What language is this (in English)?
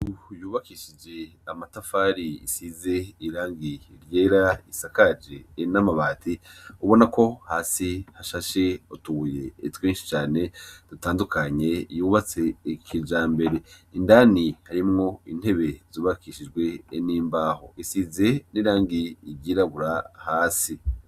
Rundi